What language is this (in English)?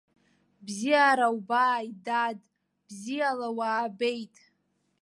Abkhazian